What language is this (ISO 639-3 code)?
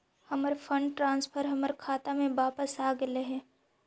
mag